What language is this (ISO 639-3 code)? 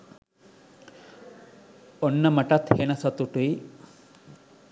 sin